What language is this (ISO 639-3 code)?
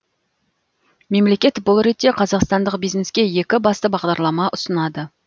kaz